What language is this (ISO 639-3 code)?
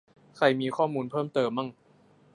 tha